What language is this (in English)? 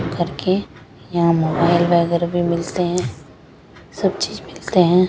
Hindi